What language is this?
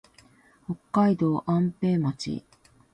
Japanese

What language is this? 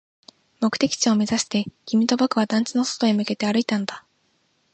Japanese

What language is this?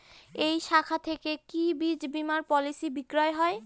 Bangla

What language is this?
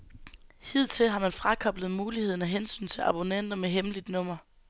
Danish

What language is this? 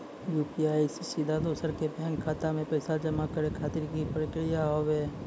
Maithili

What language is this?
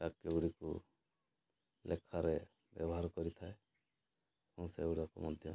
Odia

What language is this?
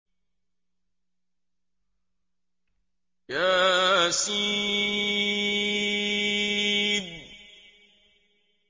Arabic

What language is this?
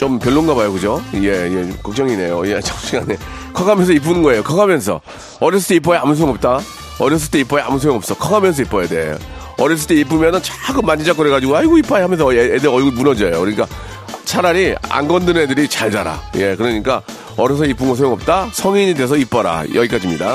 Korean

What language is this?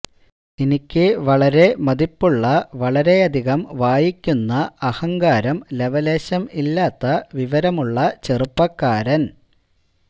Malayalam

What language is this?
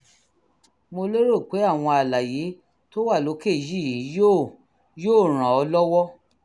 Yoruba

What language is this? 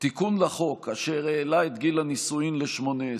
Hebrew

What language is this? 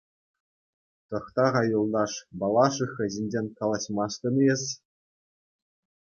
Chuvash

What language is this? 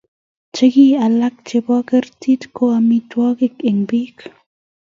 Kalenjin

